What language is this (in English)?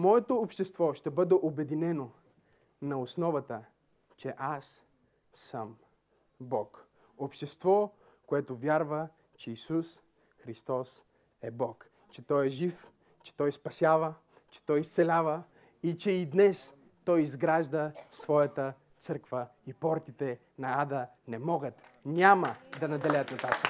Bulgarian